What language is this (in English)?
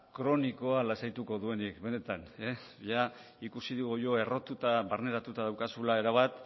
Basque